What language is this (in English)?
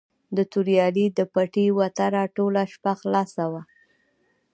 Pashto